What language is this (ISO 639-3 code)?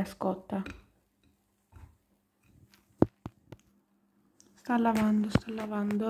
ita